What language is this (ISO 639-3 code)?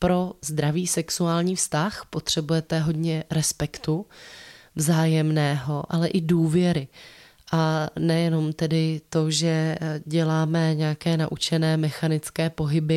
ces